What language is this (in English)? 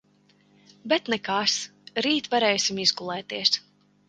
Latvian